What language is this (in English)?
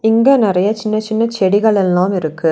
Tamil